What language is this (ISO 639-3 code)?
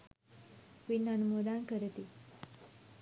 sin